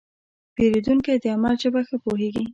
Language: Pashto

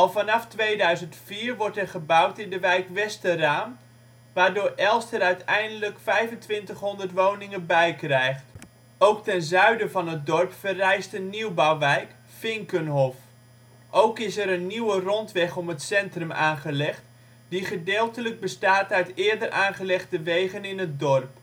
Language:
Dutch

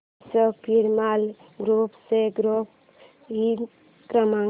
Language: Marathi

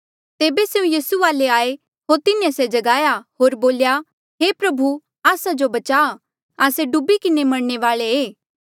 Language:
Mandeali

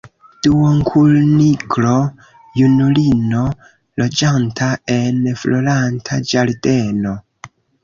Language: Esperanto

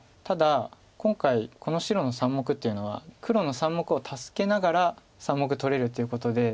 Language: Japanese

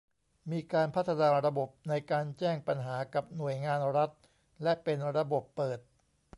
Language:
Thai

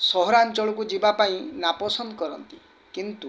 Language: Odia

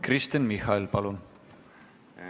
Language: Estonian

